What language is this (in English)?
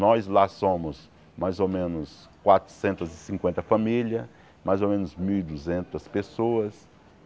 Portuguese